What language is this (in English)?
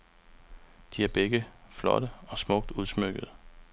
Danish